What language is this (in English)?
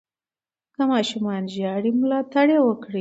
Pashto